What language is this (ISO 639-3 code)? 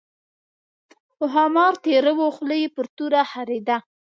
pus